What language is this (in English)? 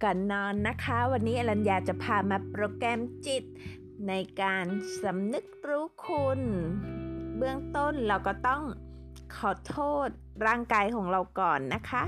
Thai